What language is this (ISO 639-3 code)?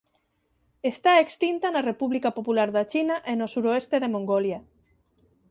glg